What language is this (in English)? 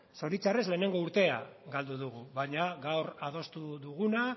Basque